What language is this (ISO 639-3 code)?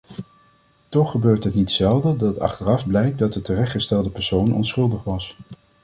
nld